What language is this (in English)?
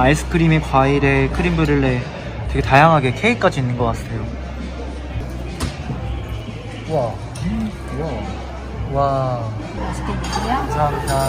Korean